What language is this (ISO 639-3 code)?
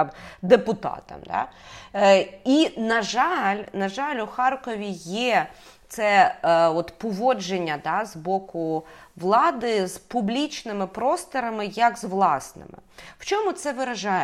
ukr